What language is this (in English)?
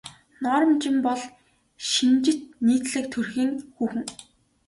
Mongolian